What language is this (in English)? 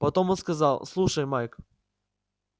Russian